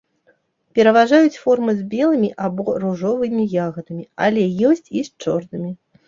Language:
Belarusian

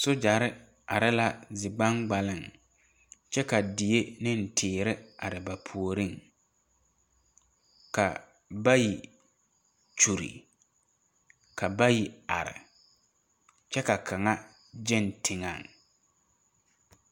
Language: Southern Dagaare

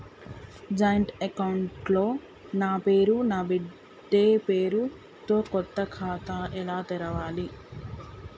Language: Telugu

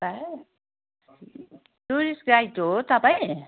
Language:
Nepali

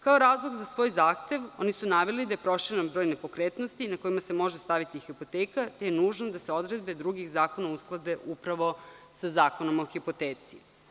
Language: Serbian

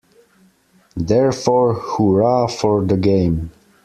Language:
English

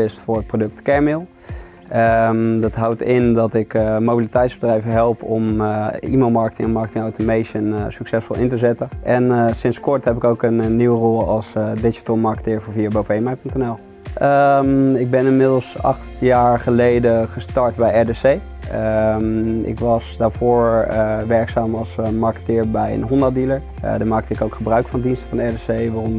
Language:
Dutch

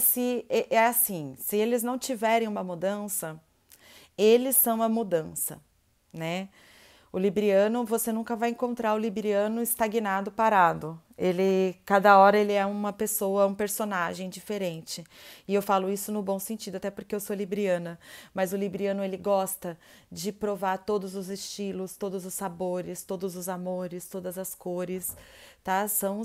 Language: Portuguese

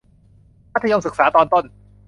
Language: Thai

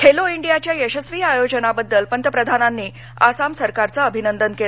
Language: Marathi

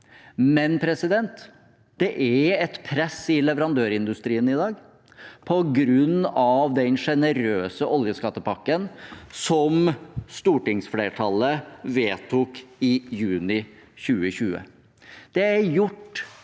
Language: Norwegian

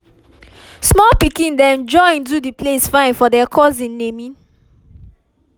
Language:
Nigerian Pidgin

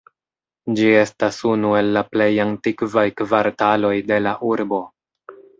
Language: Esperanto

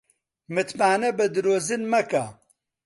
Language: Central Kurdish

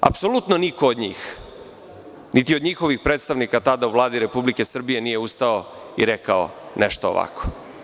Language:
Serbian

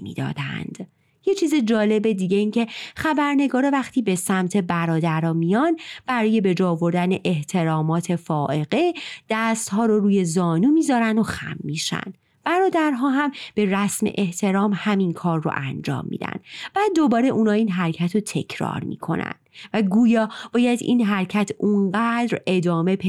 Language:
Persian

